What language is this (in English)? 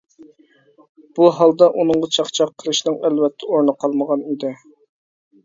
Uyghur